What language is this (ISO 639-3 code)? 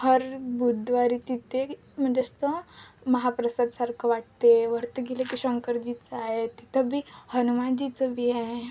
mar